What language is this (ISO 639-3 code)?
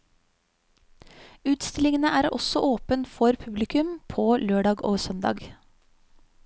nor